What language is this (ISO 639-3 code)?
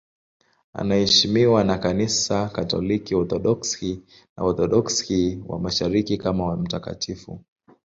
swa